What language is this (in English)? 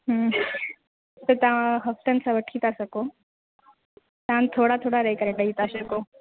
Sindhi